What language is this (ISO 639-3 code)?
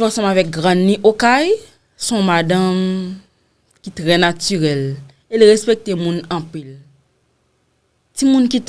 fra